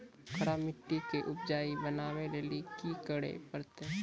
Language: Maithili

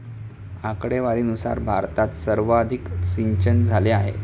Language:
Marathi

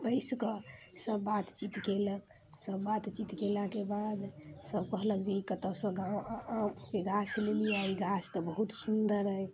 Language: Maithili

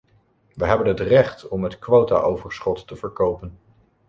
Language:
Dutch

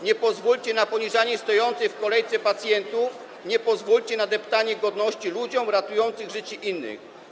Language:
Polish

